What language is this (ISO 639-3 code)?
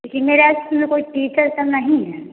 hin